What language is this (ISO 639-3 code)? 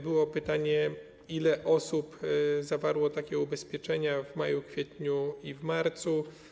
pol